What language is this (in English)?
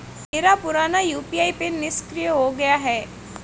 Hindi